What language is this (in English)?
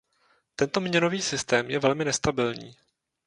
Czech